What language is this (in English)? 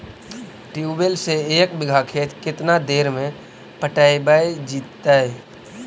Magahi